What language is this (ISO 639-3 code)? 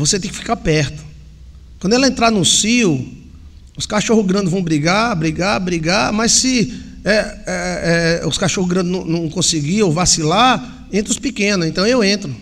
por